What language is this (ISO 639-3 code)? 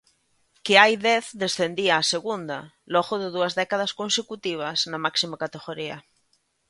glg